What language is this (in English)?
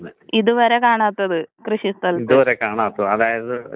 Malayalam